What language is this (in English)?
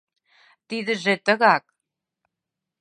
Mari